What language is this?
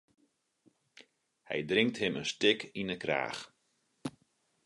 Western Frisian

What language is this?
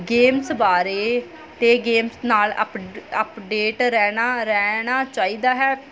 Punjabi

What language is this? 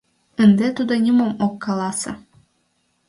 Mari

